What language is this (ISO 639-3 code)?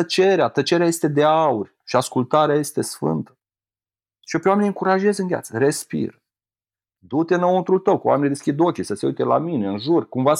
ron